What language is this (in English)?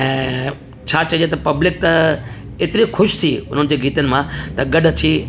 Sindhi